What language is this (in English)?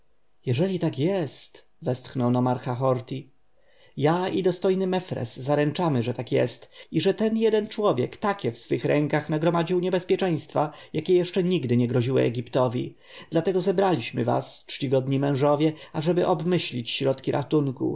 Polish